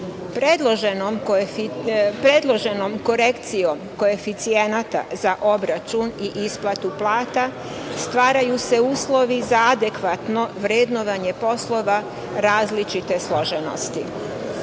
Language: Serbian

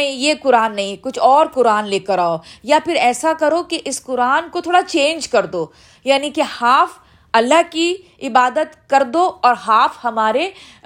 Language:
Urdu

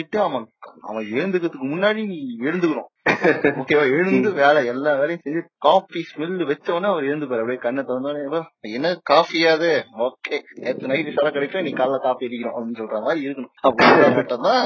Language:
Tamil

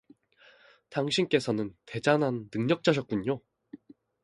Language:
Korean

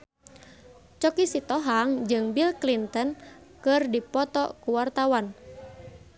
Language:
Sundanese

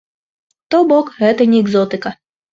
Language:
Belarusian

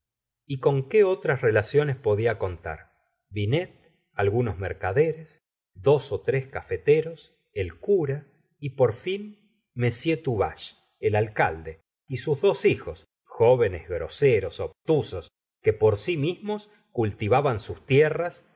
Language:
Spanish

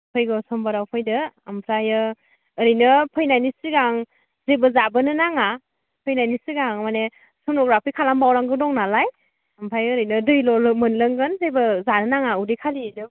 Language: Bodo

